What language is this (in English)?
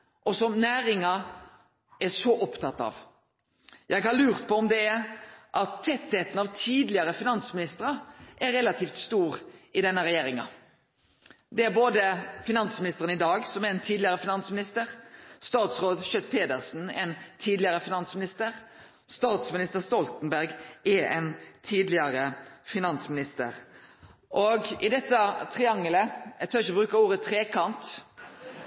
Norwegian Nynorsk